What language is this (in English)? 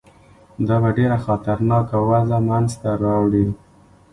Pashto